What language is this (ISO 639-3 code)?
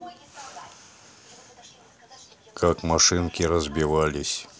rus